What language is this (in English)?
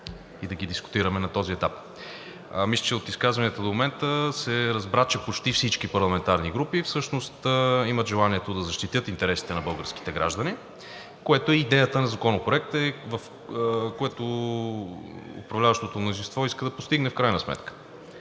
Bulgarian